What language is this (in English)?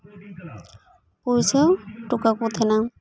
Santali